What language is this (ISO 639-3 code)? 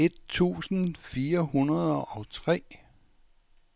dan